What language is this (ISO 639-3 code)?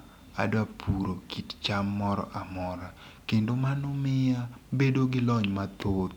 luo